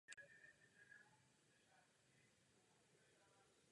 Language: Czech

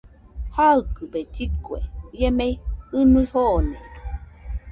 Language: Nüpode Huitoto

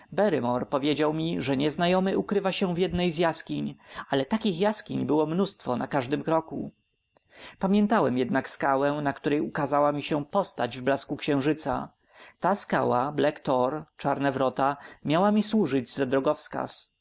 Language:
Polish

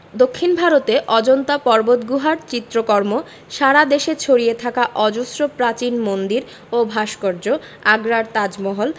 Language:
Bangla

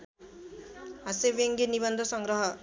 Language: Nepali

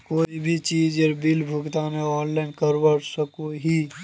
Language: Magahi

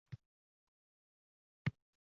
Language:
Uzbek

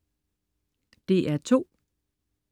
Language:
Danish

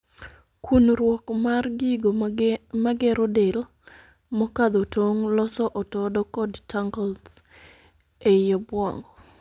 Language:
Luo (Kenya and Tanzania)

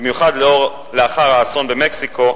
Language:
Hebrew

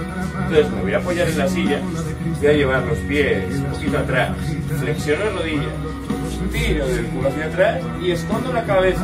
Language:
Spanish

